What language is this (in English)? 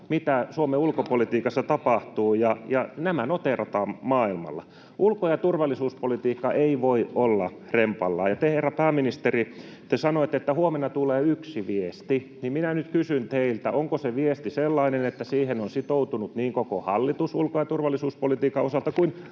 Finnish